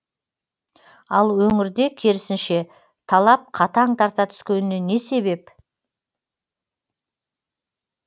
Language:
Kazakh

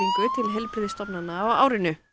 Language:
Icelandic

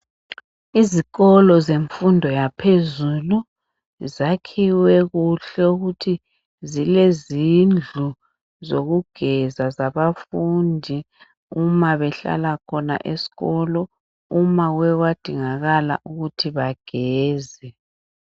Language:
North Ndebele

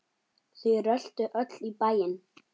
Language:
Icelandic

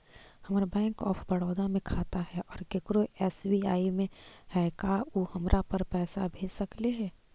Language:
Magahi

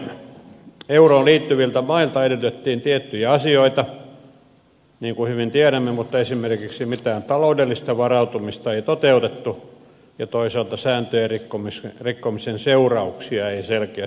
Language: Finnish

